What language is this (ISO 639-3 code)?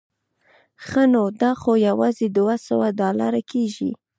pus